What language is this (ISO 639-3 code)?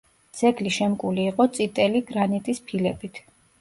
kat